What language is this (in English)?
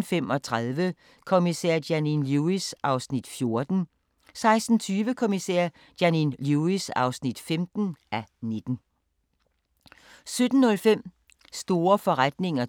Danish